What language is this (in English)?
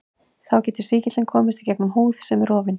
Icelandic